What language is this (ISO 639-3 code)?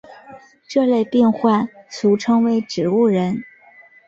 zho